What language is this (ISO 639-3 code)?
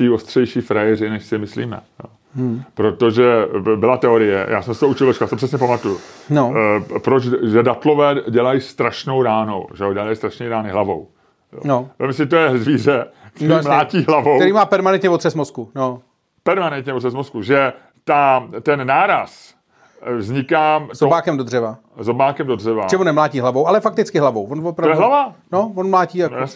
ces